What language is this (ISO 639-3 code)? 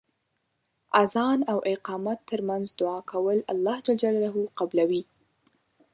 pus